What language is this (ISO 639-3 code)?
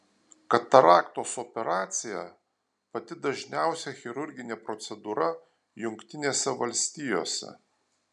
lit